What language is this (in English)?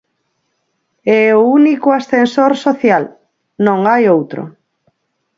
Galician